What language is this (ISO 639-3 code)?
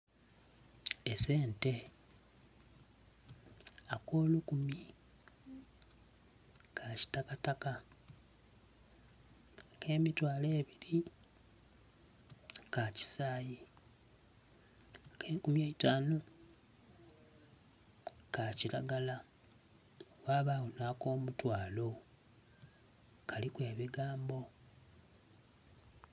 xog